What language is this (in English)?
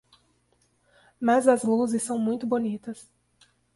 Portuguese